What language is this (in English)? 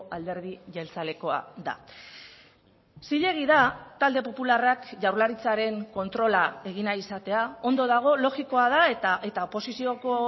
Basque